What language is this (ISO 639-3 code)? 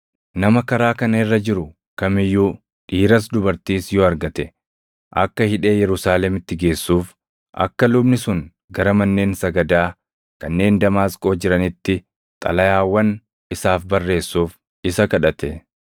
orm